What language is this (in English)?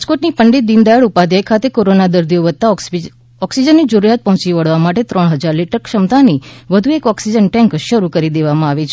Gujarati